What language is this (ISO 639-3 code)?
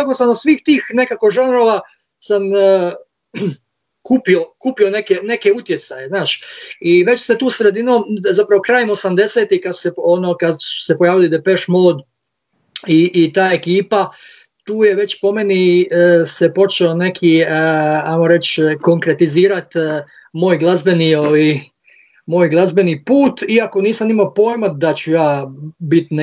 hrv